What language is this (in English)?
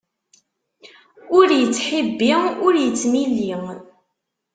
Kabyle